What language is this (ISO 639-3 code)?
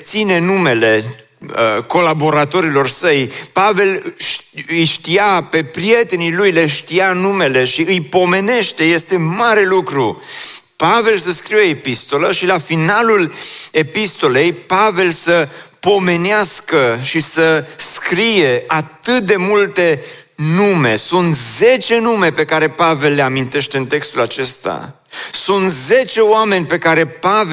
ron